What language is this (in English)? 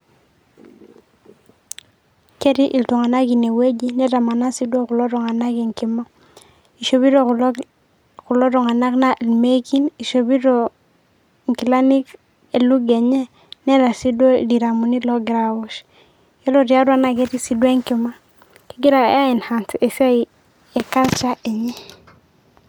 Masai